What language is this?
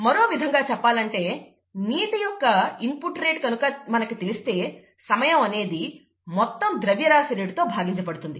Telugu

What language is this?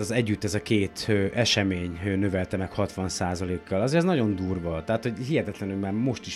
Hungarian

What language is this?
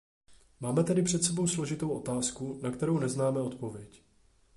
Czech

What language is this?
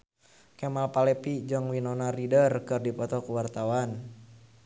Sundanese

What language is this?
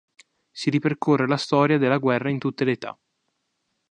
Italian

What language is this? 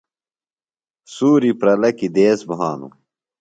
Phalura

